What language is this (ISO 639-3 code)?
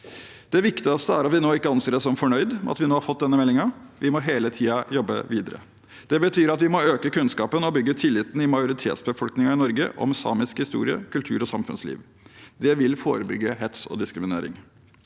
nor